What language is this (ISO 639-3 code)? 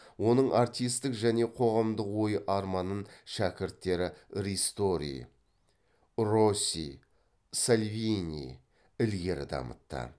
kaz